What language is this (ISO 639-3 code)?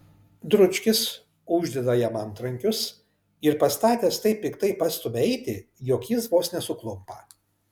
lit